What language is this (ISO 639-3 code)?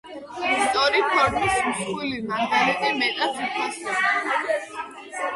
kat